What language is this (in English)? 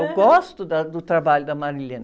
Portuguese